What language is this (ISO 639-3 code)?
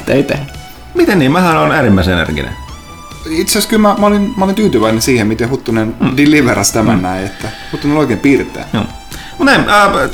fin